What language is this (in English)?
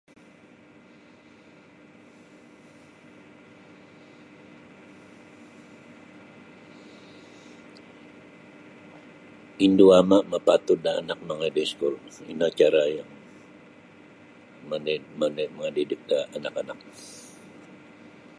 Sabah Bisaya